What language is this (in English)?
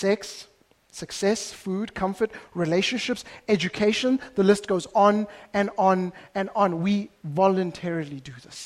English